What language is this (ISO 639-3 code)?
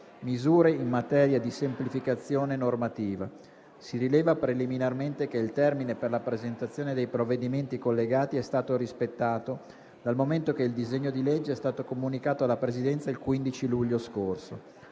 ita